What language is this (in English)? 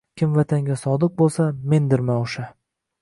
Uzbek